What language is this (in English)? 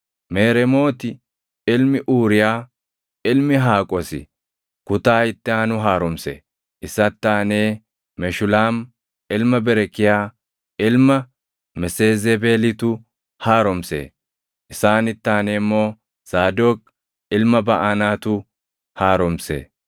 Oromo